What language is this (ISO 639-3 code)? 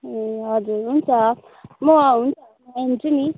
nep